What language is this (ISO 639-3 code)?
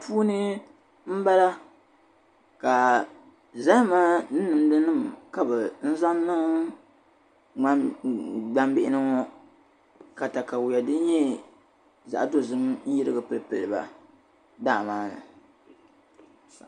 dag